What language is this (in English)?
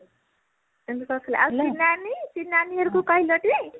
Odia